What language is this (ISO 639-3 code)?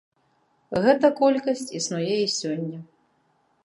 bel